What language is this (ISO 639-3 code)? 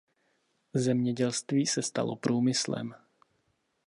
ces